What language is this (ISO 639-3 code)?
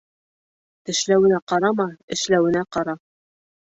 bak